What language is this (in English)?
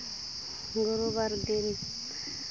Santali